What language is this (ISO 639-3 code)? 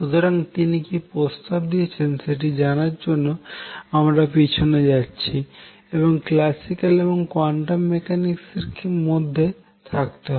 ben